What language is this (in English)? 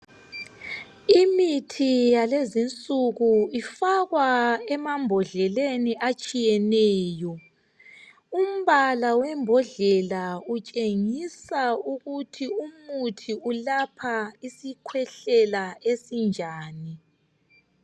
North Ndebele